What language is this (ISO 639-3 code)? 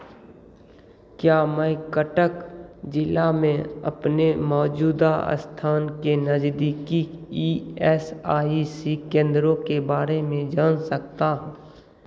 hin